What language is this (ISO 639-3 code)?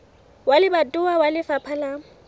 sot